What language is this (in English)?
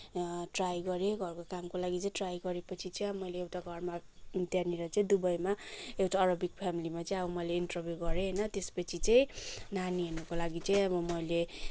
Nepali